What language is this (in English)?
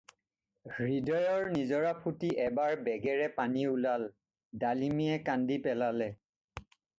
Assamese